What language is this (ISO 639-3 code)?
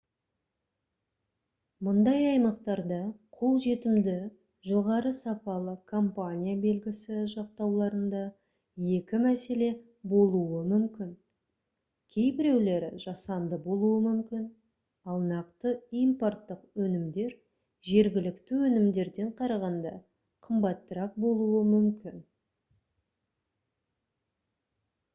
kaz